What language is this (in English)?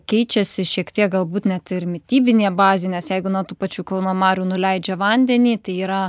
Lithuanian